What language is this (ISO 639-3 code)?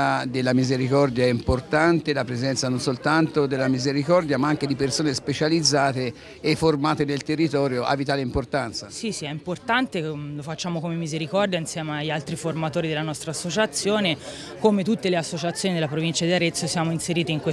ita